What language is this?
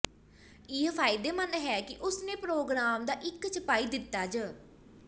Punjabi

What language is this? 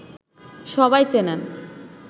Bangla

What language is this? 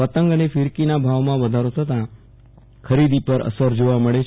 Gujarati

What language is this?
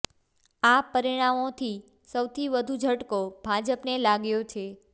Gujarati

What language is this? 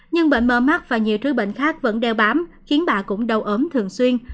Vietnamese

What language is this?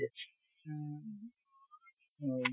Assamese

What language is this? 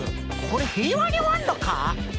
Japanese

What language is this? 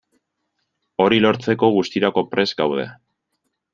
Basque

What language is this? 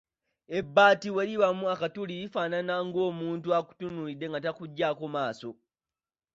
Ganda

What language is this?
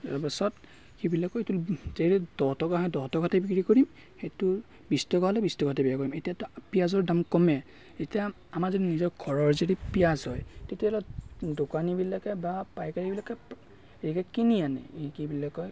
Assamese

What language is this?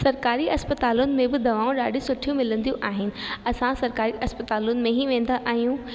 Sindhi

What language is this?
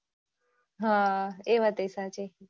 Gujarati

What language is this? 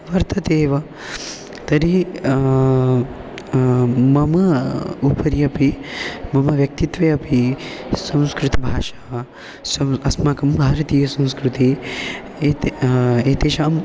Sanskrit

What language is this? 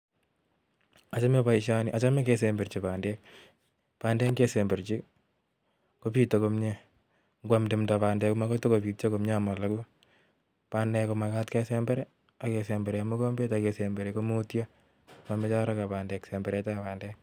Kalenjin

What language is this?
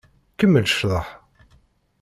Kabyle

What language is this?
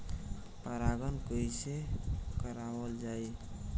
Bhojpuri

